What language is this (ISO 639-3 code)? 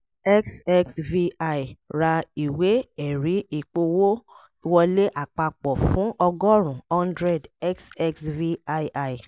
yor